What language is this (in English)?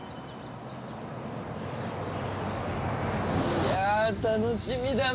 Japanese